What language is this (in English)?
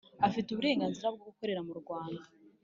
Kinyarwanda